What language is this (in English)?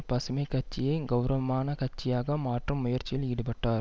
Tamil